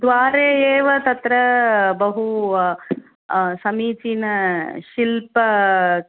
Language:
Sanskrit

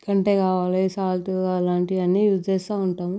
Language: Telugu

